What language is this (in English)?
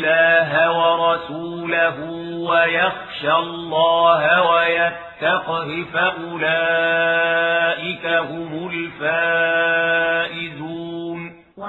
Arabic